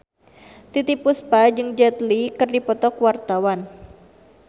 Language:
Sundanese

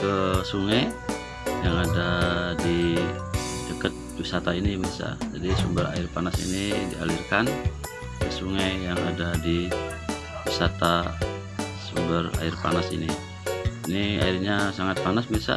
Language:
Indonesian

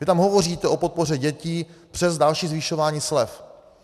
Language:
Czech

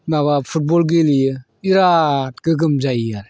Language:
Bodo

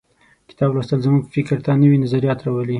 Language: Pashto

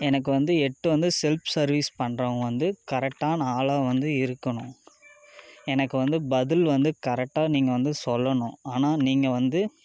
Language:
Tamil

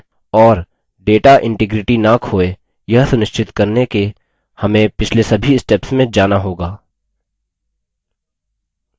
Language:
Hindi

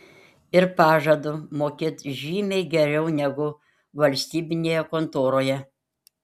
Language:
Lithuanian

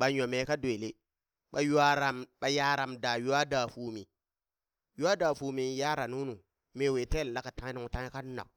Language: Burak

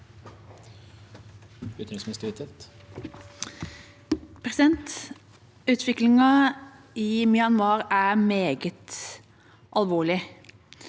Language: Norwegian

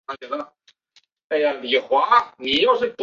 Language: Chinese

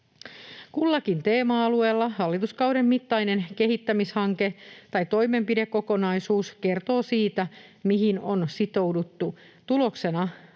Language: Finnish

